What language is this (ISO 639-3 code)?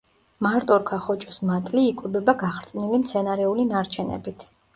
kat